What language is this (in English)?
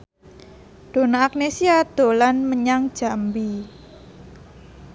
Javanese